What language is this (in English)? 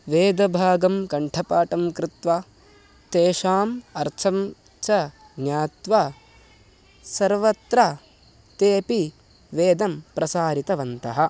Sanskrit